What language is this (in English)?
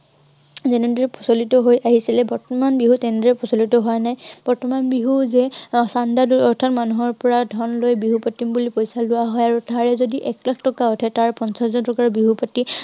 Assamese